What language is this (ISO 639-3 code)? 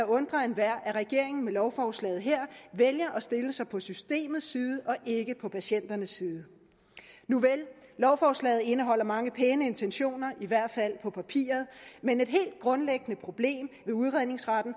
dan